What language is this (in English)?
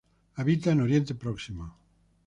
Spanish